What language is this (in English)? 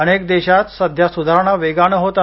Marathi